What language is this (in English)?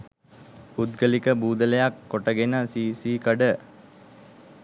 Sinhala